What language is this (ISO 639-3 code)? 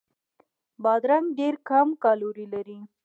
pus